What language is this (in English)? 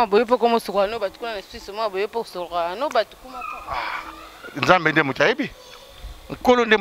French